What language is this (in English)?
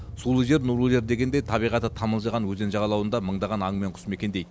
Kazakh